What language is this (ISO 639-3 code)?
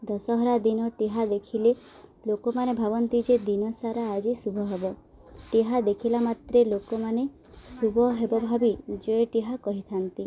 ori